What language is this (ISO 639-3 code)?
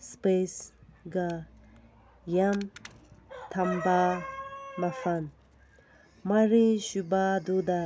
mni